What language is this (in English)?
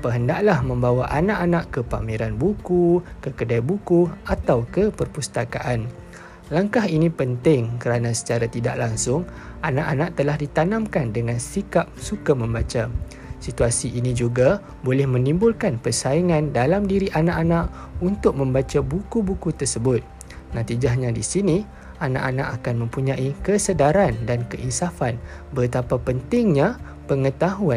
Malay